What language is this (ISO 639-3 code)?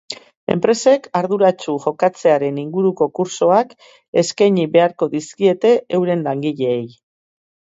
eus